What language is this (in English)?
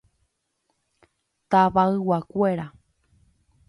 Guarani